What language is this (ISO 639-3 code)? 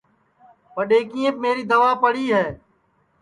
ssi